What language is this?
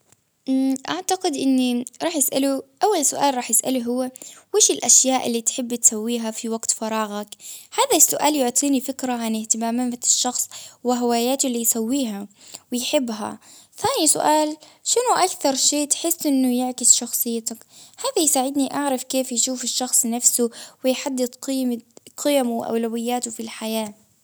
Baharna Arabic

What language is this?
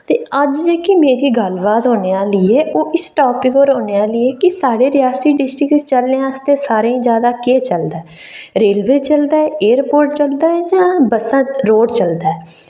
Dogri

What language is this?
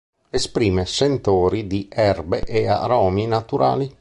Italian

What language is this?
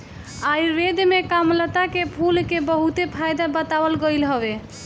Bhojpuri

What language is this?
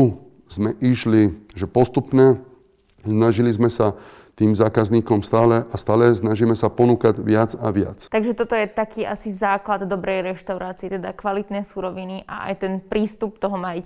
Slovak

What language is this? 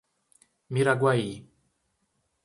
Portuguese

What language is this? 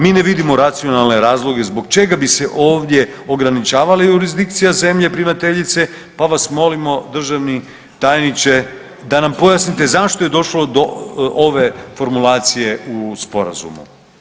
Croatian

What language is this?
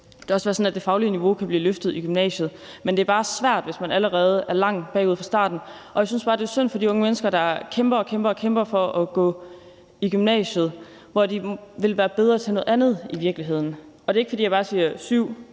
Danish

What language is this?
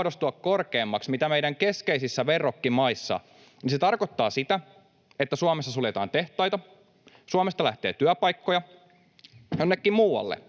Finnish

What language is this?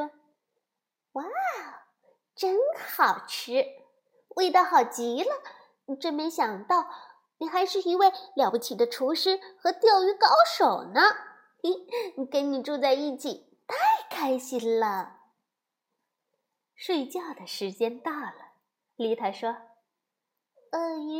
Chinese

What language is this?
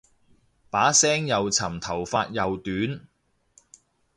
Cantonese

